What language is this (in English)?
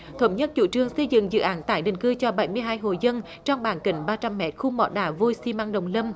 Vietnamese